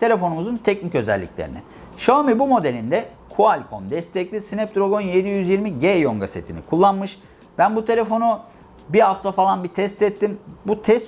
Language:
Turkish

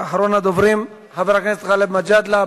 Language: Hebrew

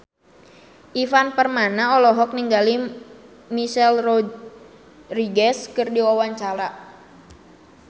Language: Sundanese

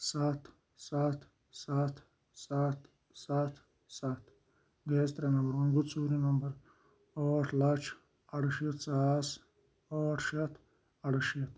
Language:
Kashmiri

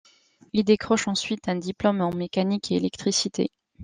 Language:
French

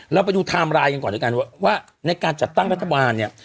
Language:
Thai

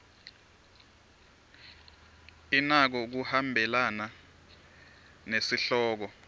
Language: Swati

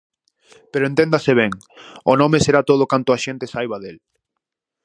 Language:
Galician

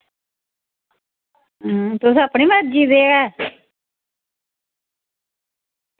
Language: Dogri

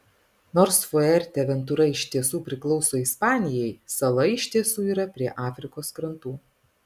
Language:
Lithuanian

